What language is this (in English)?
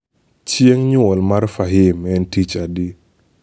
Luo (Kenya and Tanzania)